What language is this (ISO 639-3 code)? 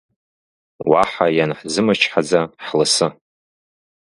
abk